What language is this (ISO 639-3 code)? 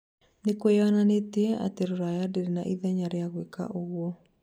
kik